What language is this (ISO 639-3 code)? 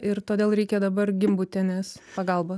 lit